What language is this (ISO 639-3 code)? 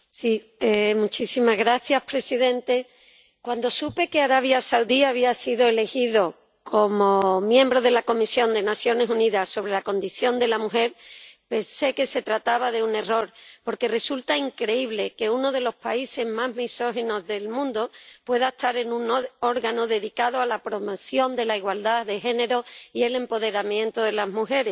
spa